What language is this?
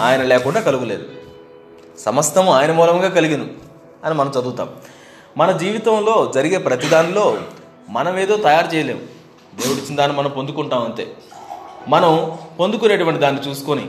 Telugu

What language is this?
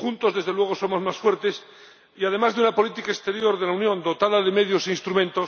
Spanish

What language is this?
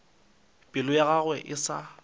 Northern Sotho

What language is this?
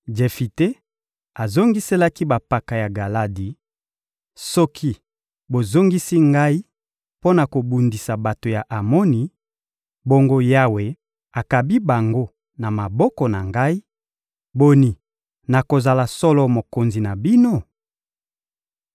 Lingala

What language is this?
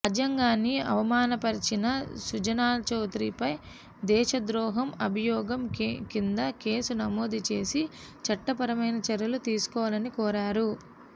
Telugu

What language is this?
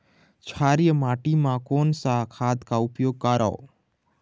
Chhattisgarhi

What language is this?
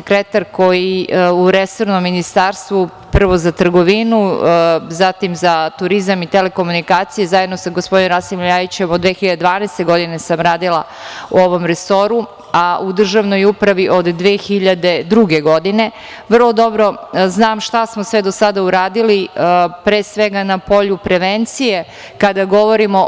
Serbian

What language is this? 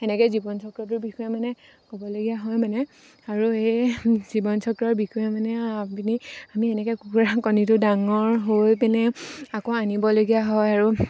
Assamese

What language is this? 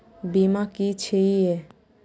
Maithili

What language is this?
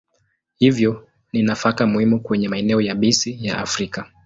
Swahili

